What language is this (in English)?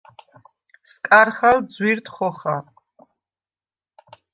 Svan